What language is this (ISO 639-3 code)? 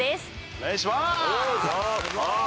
jpn